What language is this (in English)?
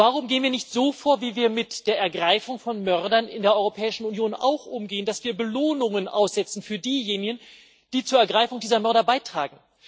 German